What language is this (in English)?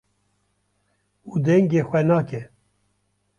Kurdish